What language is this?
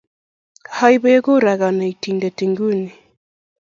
Kalenjin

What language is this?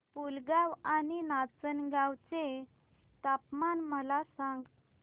Marathi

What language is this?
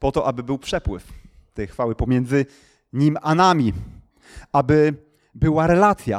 Polish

